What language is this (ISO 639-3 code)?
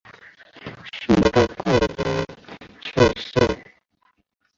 zho